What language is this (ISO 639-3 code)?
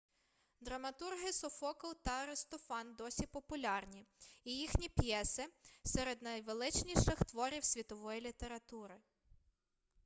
ukr